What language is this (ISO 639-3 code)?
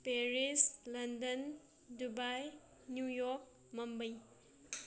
mni